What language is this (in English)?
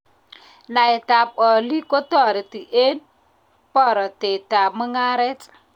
Kalenjin